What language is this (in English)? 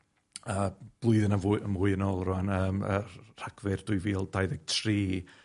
Welsh